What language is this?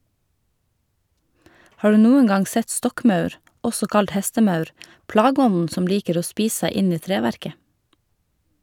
Norwegian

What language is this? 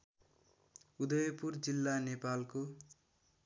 Nepali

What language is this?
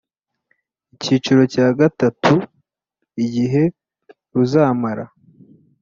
Kinyarwanda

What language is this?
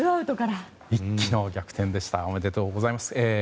Japanese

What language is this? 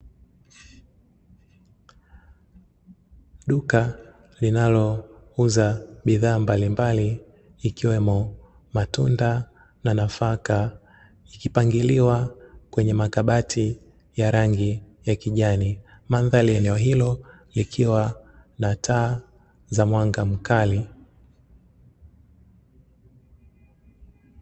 Swahili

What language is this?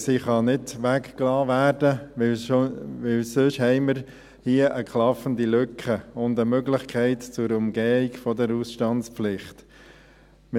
Swiss German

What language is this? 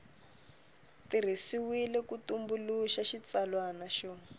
Tsonga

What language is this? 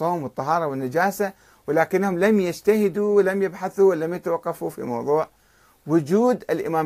Arabic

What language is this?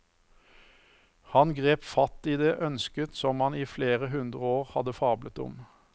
Norwegian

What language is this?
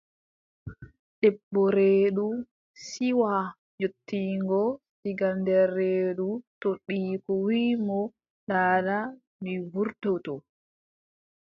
Adamawa Fulfulde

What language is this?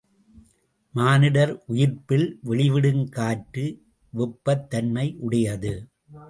Tamil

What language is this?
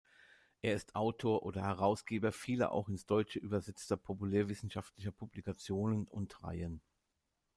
German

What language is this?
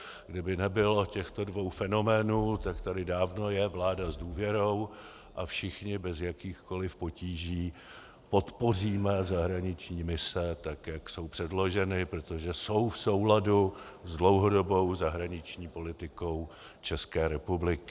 Czech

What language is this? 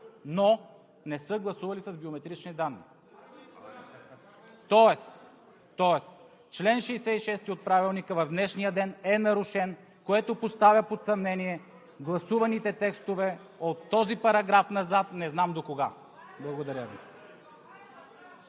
Bulgarian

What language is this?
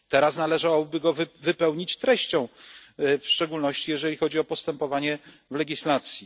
Polish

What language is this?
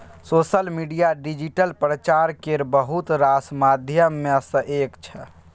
Maithili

